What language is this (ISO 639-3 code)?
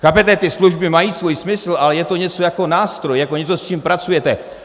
ces